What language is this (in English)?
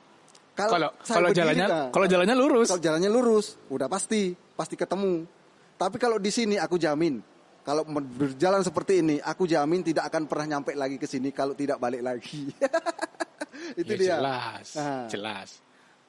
Indonesian